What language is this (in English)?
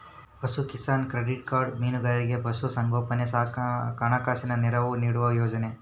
Kannada